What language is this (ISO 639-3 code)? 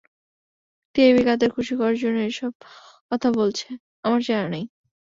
ben